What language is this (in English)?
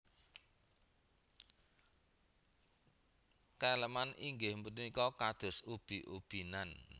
Javanese